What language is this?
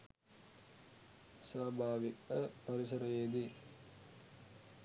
Sinhala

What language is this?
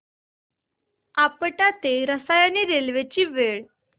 Marathi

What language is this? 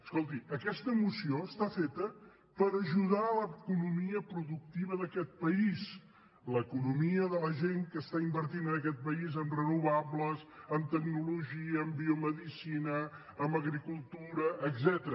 Catalan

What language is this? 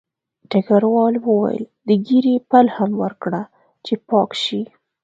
Pashto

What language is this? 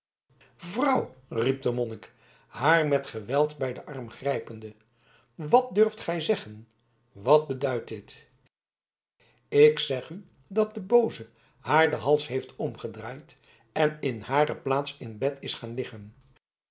Dutch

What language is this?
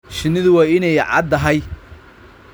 Somali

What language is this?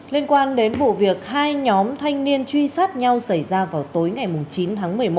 Vietnamese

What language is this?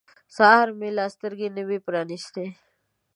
Pashto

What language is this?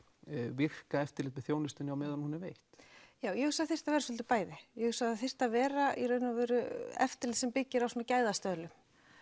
Icelandic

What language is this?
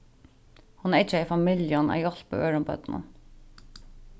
Faroese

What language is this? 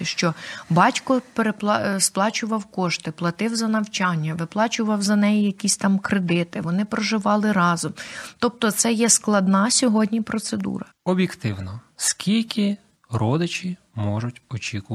Ukrainian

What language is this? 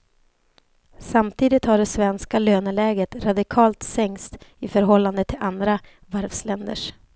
Swedish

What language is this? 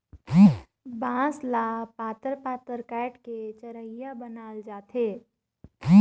Chhattisgarhi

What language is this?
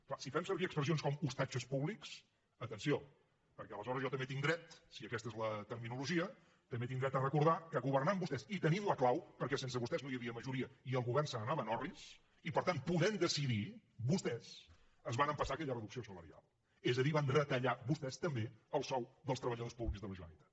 Catalan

